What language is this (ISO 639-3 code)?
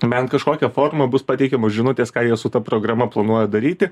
lit